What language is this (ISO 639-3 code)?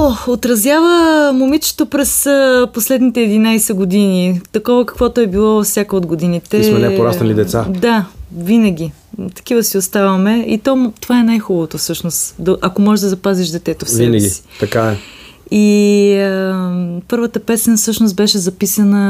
bul